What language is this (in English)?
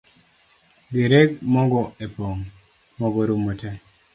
Luo (Kenya and Tanzania)